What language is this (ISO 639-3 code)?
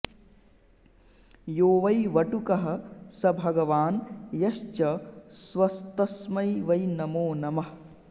san